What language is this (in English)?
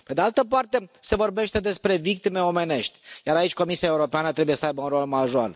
Romanian